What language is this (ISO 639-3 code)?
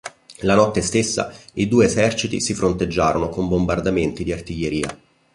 ita